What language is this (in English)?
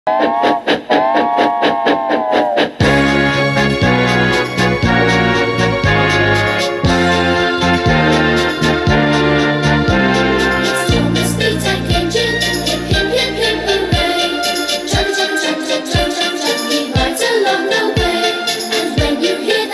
English